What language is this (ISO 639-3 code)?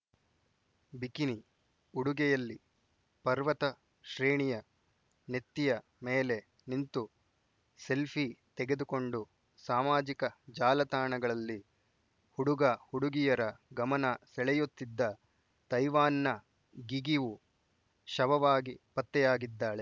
kan